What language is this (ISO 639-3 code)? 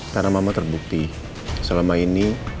ind